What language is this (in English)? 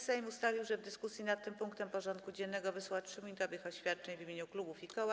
Polish